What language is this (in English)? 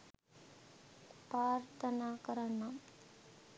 Sinhala